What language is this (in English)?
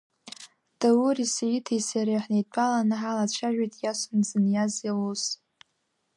Abkhazian